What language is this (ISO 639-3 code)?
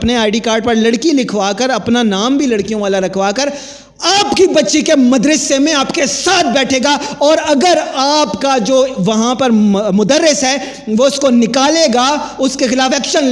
urd